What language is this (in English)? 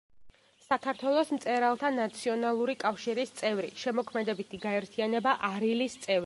Georgian